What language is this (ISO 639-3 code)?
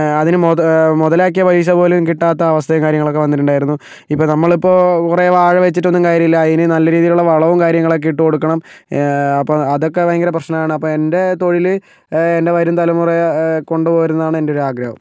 mal